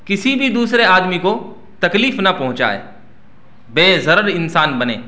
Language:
Urdu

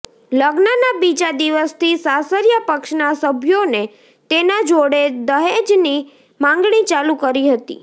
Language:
Gujarati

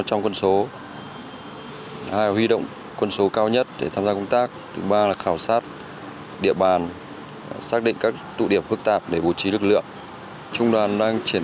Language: Vietnamese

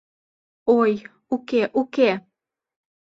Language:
Mari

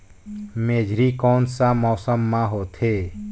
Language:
Chhattisgarhi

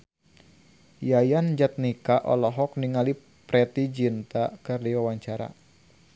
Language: Sundanese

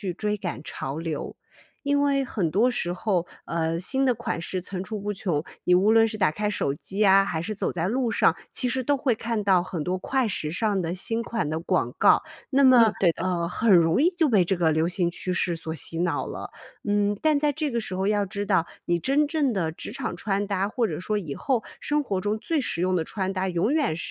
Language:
Chinese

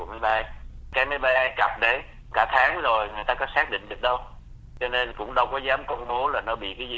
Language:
Vietnamese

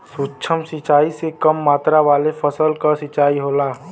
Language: Bhojpuri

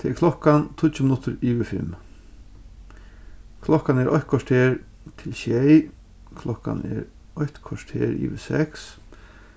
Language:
Faroese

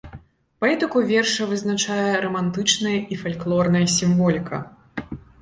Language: Belarusian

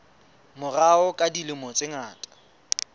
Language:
Southern Sotho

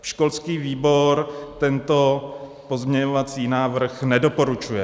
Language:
Czech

